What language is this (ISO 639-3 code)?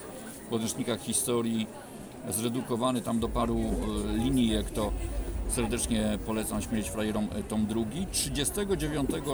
pol